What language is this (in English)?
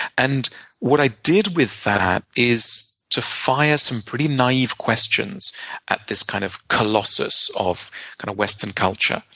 English